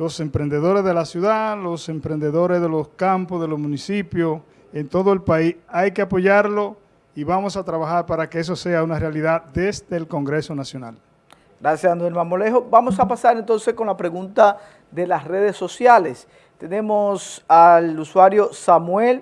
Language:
Spanish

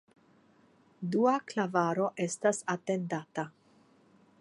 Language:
Esperanto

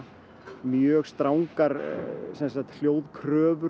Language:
Icelandic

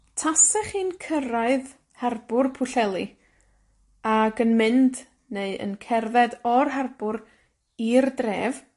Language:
Welsh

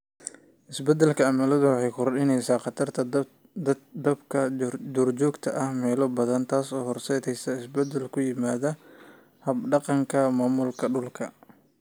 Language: Somali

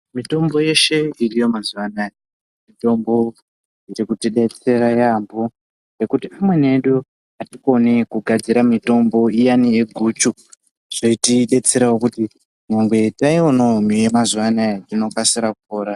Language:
Ndau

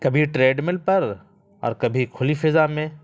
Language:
Urdu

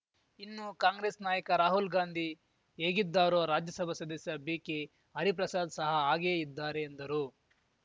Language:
Kannada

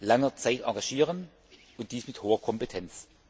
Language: German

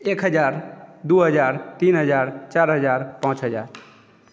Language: Maithili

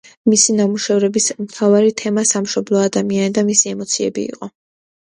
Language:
Georgian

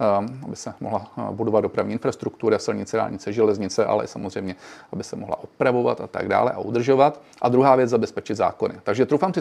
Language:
Czech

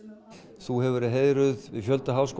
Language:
Icelandic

